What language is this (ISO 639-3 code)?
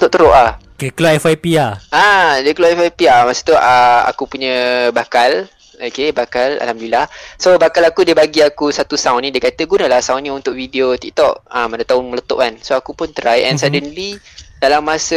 msa